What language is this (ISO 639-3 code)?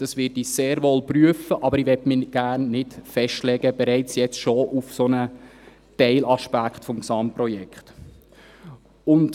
gsw